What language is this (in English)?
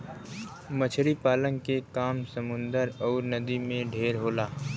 Bhojpuri